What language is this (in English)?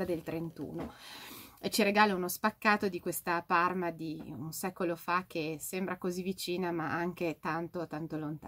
Italian